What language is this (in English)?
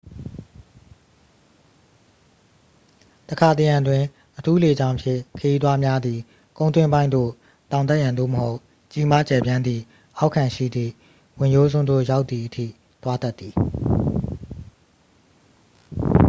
Burmese